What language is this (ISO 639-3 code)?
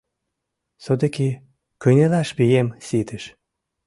chm